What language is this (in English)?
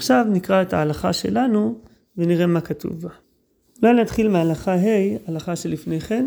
Hebrew